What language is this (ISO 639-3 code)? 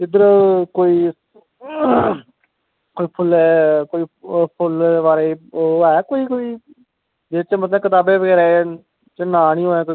doi